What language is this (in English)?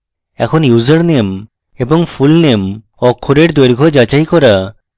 Bangla